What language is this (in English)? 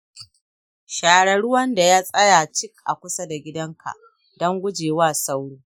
Hausa